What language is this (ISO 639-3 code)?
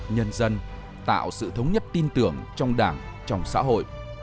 vie